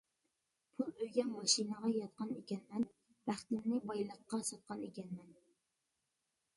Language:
Uyghur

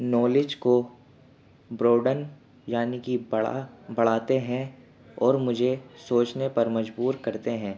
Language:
Urdu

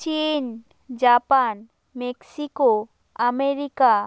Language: Bangla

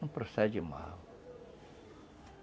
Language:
Portuguese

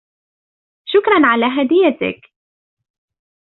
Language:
Arabic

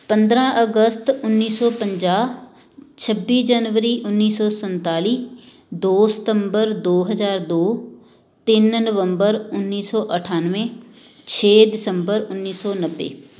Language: Punjabi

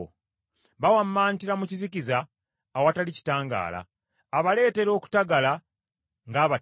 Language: Ganda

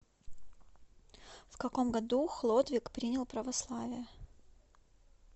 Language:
Russian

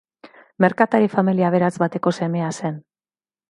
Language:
Basque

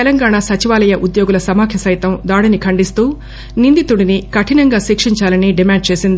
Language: Telugu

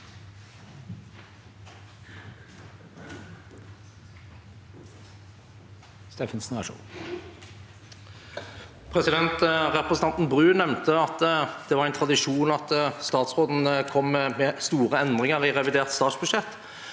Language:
Norwegian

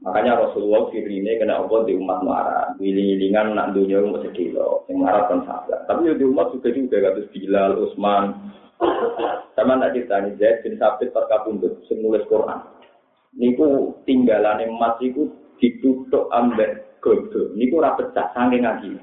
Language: Malay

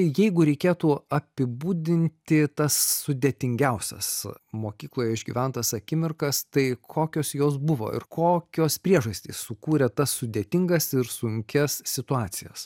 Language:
Lithuanian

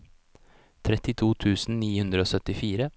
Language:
Norwegian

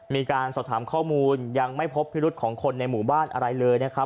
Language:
Thai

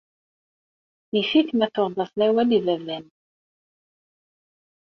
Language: Kabyle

